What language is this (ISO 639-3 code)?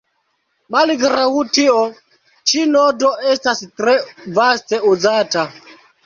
epo